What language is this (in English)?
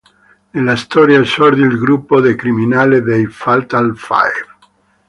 Italian